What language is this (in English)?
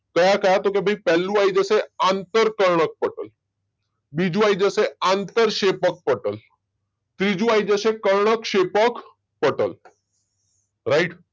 Gujarati